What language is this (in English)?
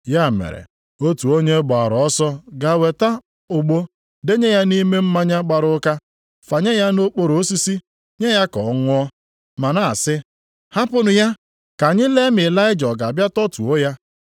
Igbo